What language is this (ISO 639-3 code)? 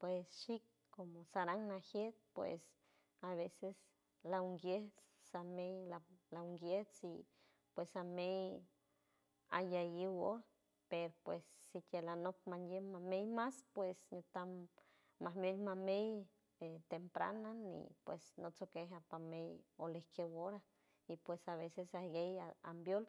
hue